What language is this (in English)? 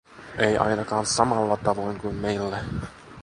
Finnish